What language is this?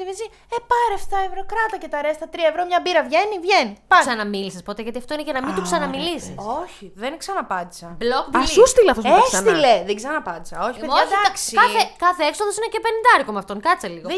Greek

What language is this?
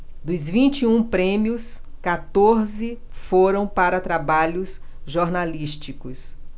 Portuguese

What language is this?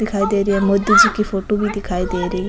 Rajasthani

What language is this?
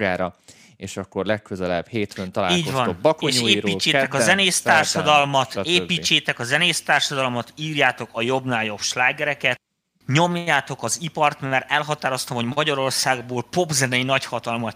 Hungarian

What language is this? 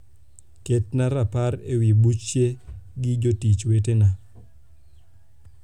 Luo (Kenya and Tanzania)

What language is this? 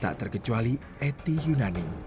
Indonesian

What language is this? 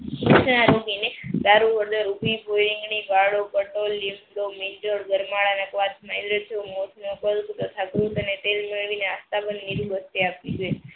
Gujarati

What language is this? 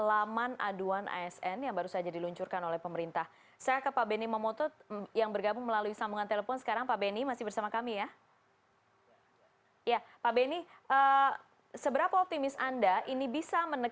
Indonesian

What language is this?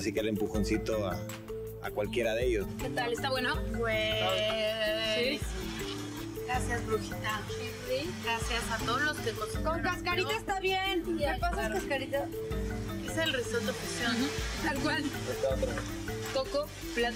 Spanish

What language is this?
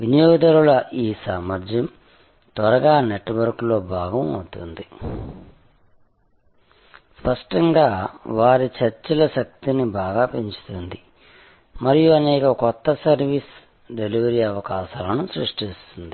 Telugu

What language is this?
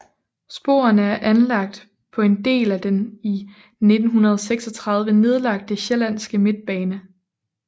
Danish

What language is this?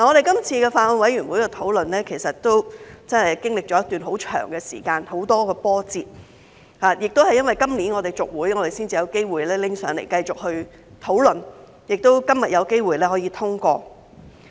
Cantonese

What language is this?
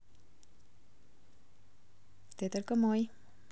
Russian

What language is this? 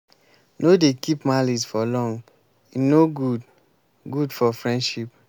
Nigerian Pidgin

